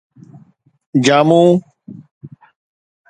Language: Sindhi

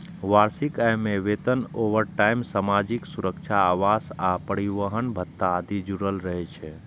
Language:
Maithili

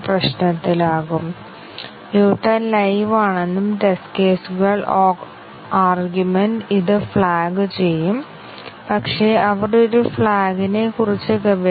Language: Malayalam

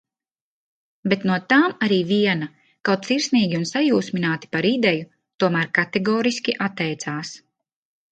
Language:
Latvian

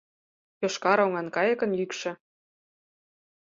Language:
Mari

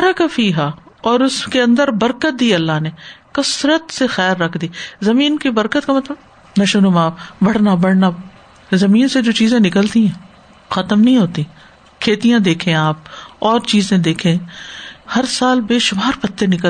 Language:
Urdu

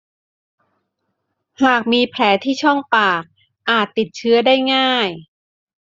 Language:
Thai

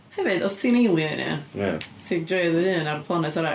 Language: Welsh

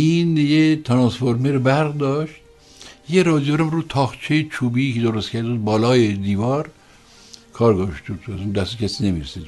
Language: Persian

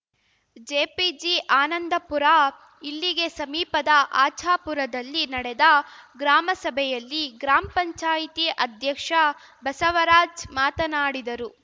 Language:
Kannada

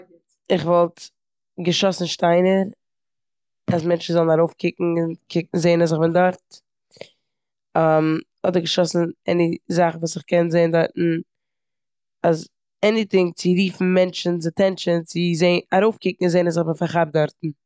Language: Yiddish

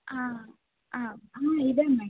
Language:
Kannada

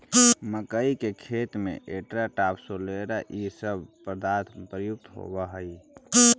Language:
Magahi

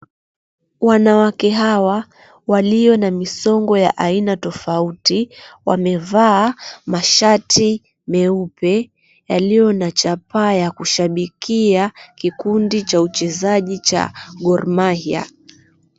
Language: Swahili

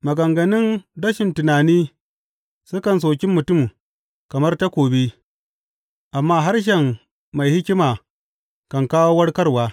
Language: Hausa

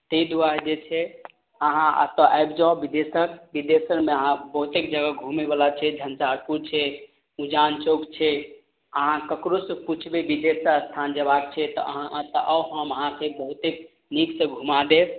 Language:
Maithili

